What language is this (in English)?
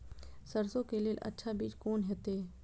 Maithili